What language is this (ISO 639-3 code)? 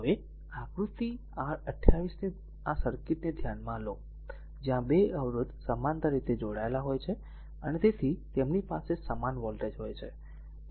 guj